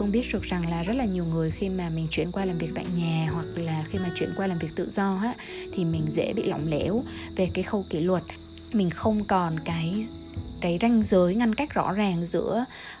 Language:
Vietnamese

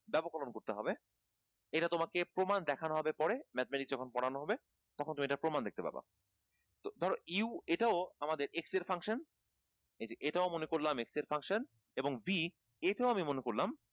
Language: Bangla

